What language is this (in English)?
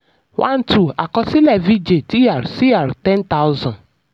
Yoruba